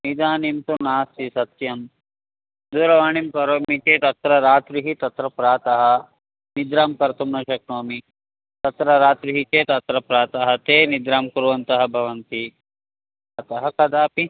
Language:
Sanskrit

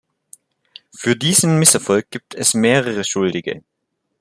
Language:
German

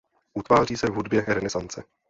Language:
Czech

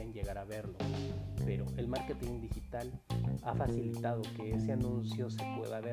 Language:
Spanish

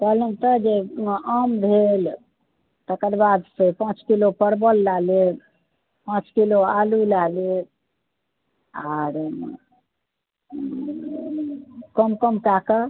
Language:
Maithili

